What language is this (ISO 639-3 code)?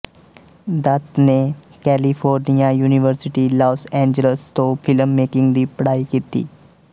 pan